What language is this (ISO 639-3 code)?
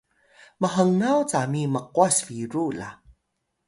tay